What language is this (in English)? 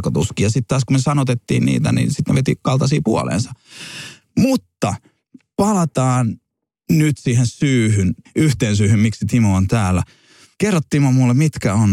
Finnish